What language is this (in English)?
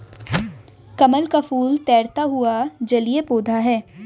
Hindi